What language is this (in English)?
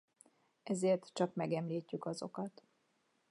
Hungarian